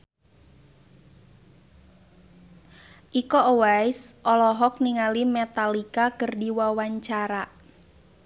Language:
Sundanese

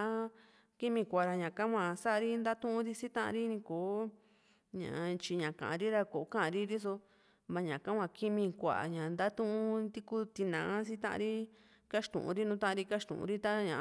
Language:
Juxtlahuaca Mixtec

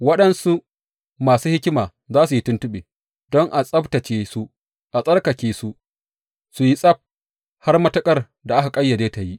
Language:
Hausa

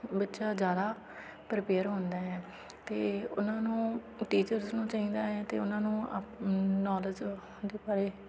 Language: Punjabi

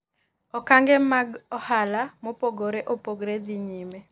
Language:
Luo (Kenya and Tanzania)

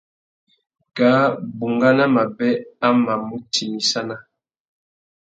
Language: Tuki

